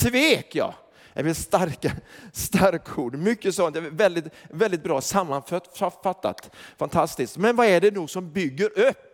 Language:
Swedish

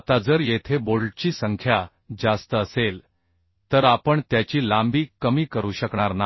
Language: Marathi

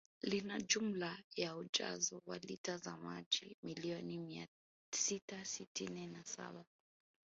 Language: Swahili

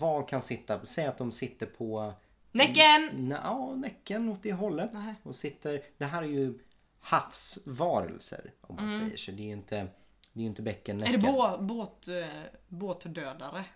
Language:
Swedish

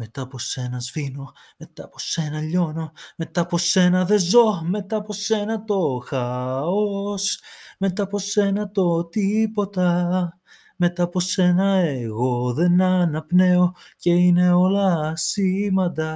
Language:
Greek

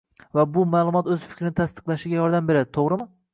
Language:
Uzbek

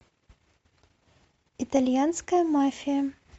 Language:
Russian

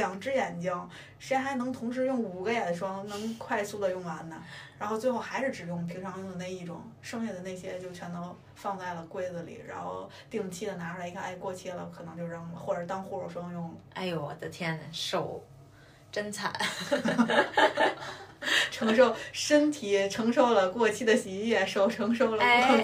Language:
Chinese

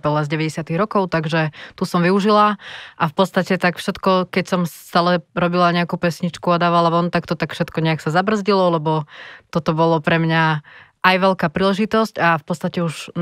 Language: Slovak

